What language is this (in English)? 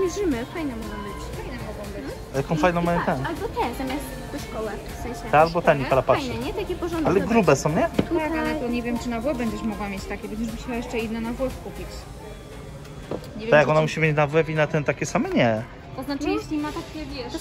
Polish